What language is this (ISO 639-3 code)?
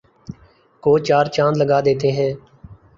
urd